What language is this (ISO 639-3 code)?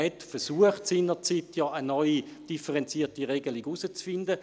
gsw